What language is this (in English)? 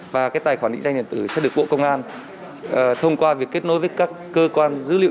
Vietnamese